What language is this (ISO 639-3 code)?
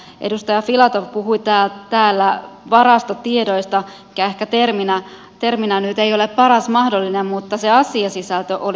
fin